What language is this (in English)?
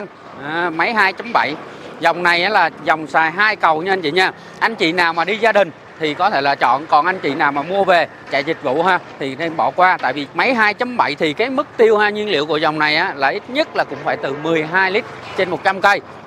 Vietnamese